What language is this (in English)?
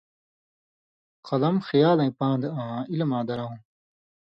Indus Kohistani